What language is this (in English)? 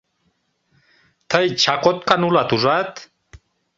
Mari